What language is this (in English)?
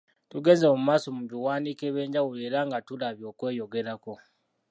Ganda